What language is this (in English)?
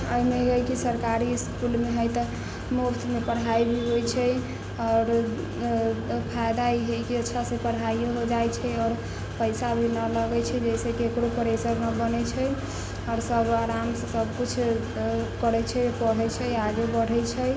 Maithili